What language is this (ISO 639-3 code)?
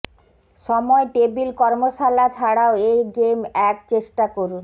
ben